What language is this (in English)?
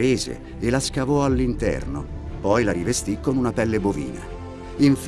Italian